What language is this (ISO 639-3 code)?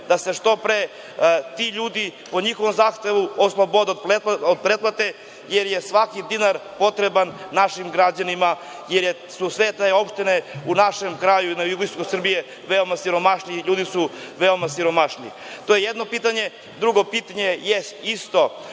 srp